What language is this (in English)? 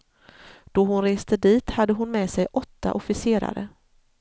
Swedish